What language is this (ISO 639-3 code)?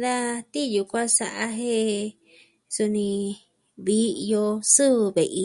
meh